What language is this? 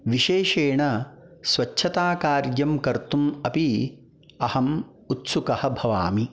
Sanskrit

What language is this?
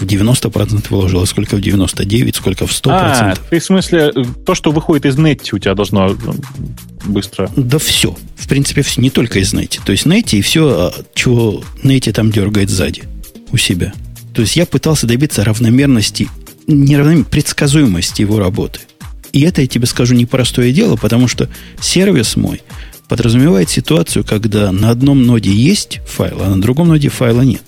Russian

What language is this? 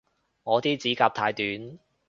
Cantonese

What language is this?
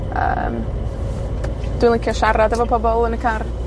Welsh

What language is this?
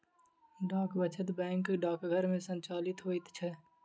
Maithili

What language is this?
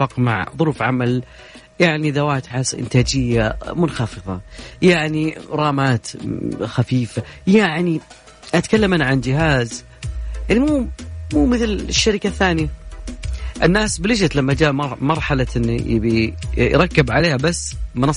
Arabic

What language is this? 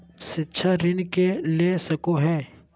Magahi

